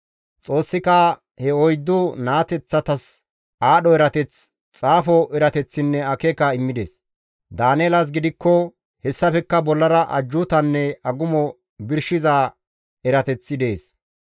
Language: Gamo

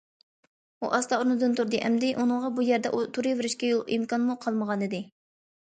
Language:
Uyghur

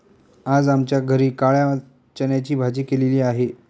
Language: Marathi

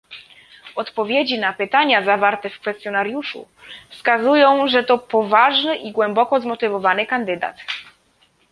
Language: Polish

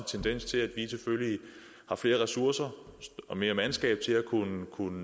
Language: Danish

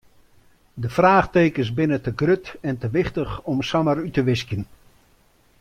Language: Western Frisian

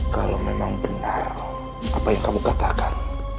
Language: Indonesian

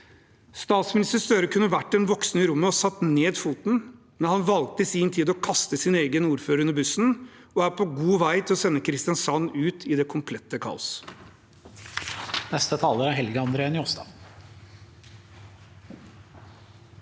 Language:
Norwegian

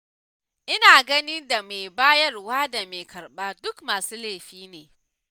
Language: Hausa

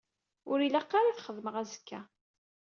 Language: Kabyle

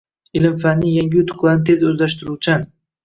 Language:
Uzbek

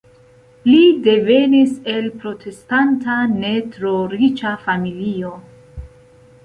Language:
Esperanto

